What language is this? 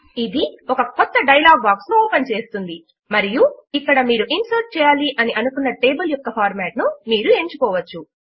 Telugu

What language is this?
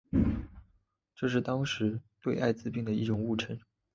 Chinese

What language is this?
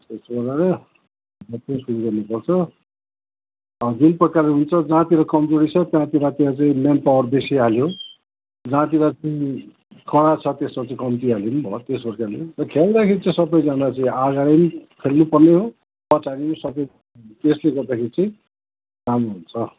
Nepali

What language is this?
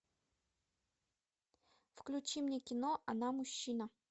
Russian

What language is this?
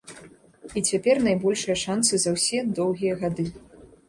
Belarusian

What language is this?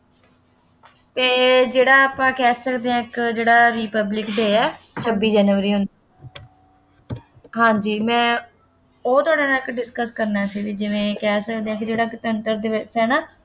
Punjabi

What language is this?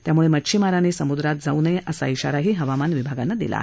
Marathi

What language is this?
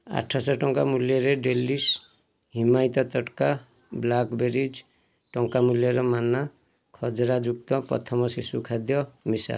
Odia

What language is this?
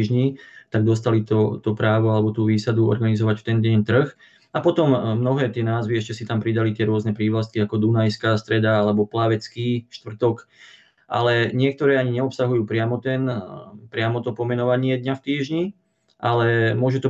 Slovak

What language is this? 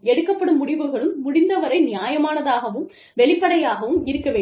Tamil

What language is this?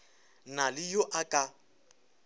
Northern Sotho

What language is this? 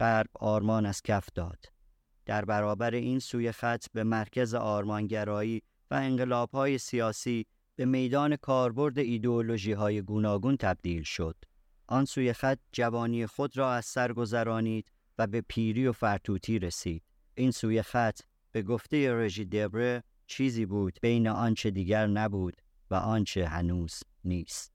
Persian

